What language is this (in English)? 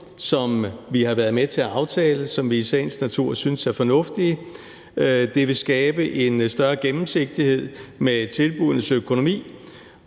Danish